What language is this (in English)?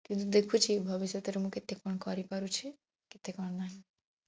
Odia